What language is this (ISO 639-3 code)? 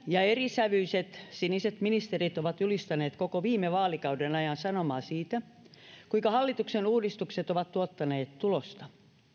fin